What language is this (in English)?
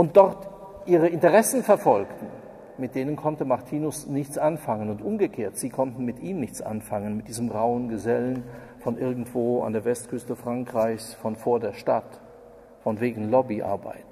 German